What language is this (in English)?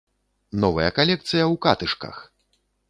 Belarusian